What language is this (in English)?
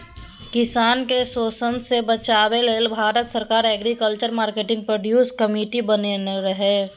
Maithili